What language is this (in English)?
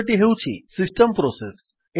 Odia